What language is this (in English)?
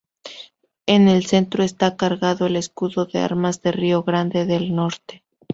Spanish